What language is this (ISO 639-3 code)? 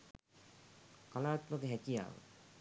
sin